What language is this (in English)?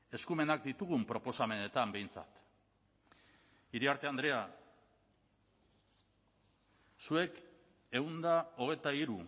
Basque